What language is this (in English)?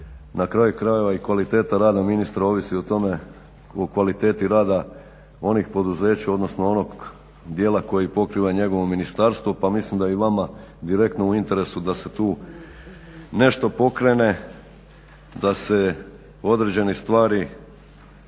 Croatian